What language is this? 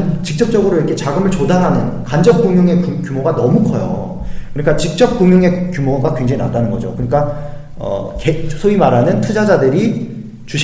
Korean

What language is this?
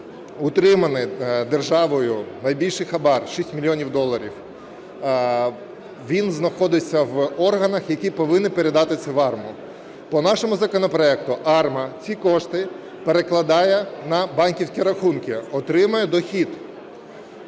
Ukrainian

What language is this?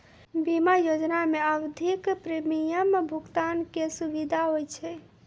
Maithili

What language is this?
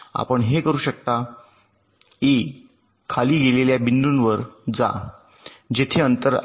Marathi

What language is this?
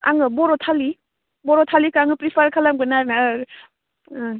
Bodo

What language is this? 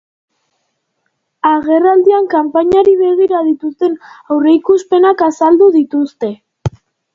Basque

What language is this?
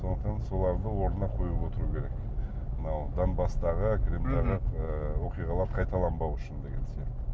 Kazakh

